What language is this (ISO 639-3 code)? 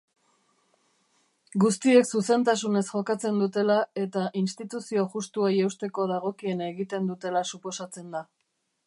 eus